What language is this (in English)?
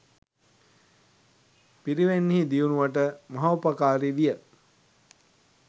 Sinhala